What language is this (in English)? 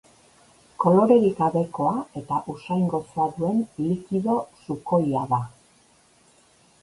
Basque